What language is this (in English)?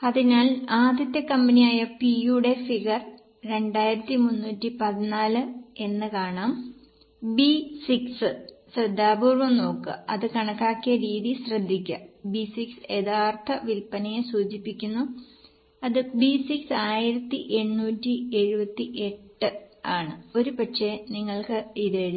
Malayalam